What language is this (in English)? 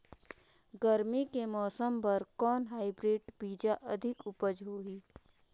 Chhattisgarhi